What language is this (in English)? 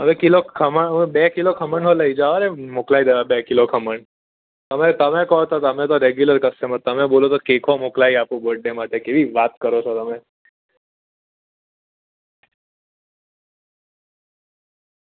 Gujarati